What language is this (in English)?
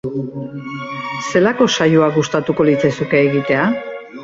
Basque